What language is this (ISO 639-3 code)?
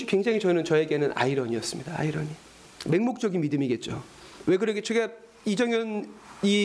kor